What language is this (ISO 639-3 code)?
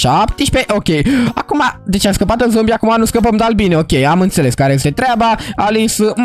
ron